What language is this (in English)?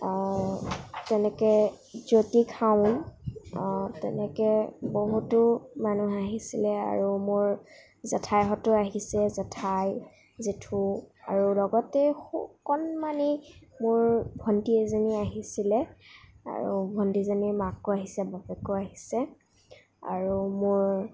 Assamese